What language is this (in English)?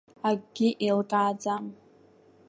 Abkhazian